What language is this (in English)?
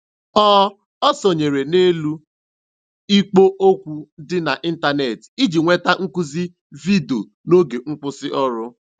Igbo